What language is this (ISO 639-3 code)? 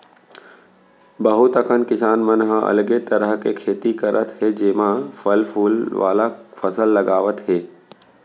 hne